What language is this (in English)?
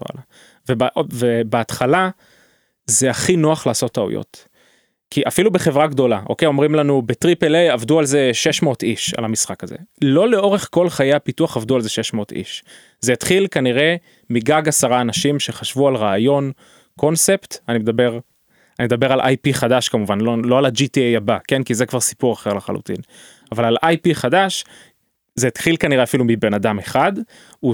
Hebrew